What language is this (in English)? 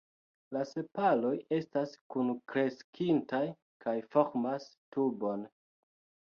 Esperanto